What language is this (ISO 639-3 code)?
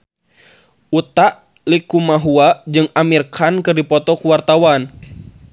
sun